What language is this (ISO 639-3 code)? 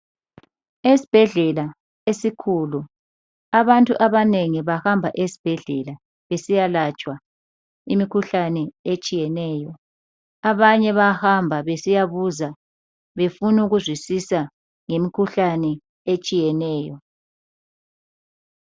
nde